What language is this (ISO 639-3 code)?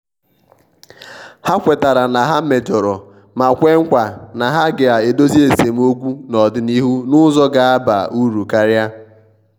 ibo